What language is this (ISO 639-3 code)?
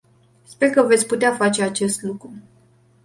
ron